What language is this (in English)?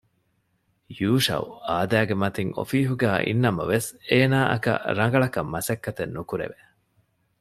Divehi